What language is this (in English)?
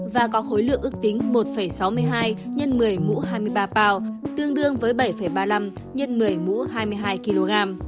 Vietnamese